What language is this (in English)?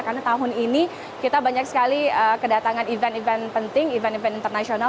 Indonesian